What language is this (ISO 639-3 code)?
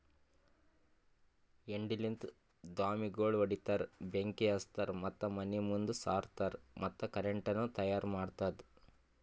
kan